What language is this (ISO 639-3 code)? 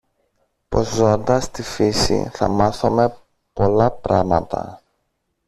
ell